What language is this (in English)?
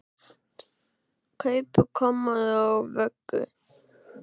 Icelandic